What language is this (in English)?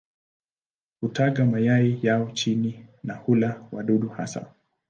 Swahili